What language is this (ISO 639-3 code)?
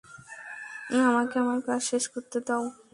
ben